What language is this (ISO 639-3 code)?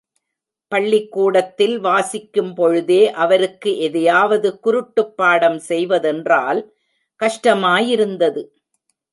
tam